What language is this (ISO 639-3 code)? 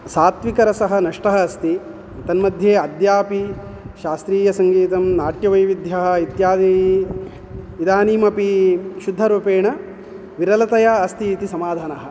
san